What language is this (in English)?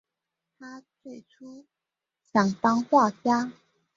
Chinese